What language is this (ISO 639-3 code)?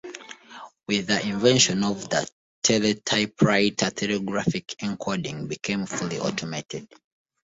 eng